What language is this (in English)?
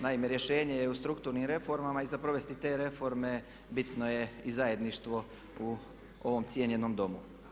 Croatian